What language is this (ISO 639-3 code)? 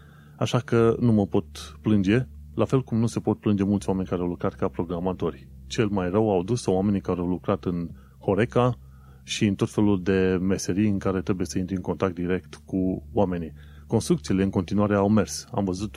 ron